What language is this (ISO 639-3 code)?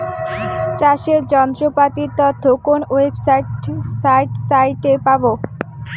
ben